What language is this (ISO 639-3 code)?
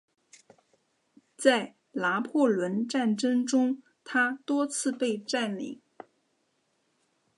zho